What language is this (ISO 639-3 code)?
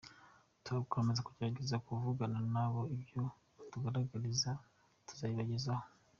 kin